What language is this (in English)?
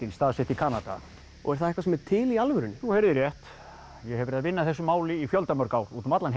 Icelandic